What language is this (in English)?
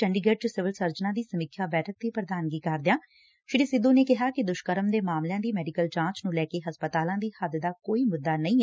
Punjabi